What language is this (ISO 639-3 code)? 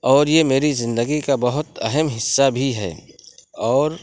urd